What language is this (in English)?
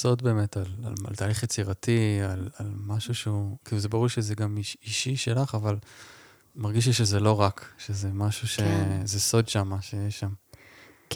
Hebrew